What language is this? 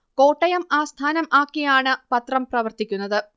Malayalam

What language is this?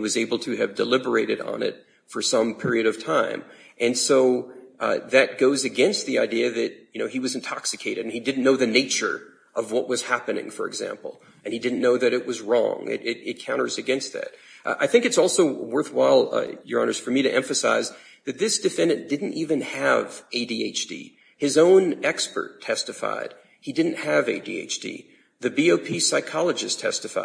English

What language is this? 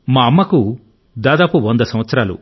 Telugu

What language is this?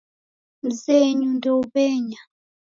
Taita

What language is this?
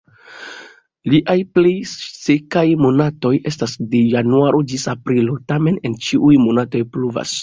Esperanto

